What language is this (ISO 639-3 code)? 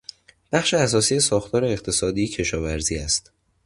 fas